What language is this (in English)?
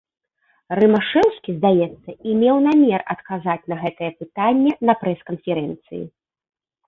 Belarusian